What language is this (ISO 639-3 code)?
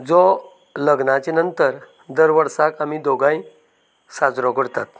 kok